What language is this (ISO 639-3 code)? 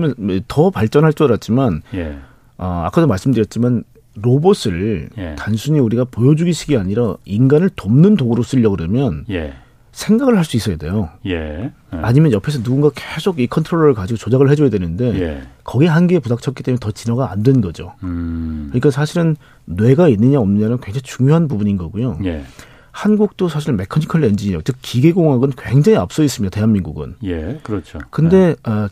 kor